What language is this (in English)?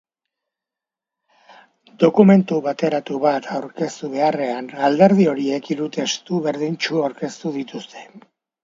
Basque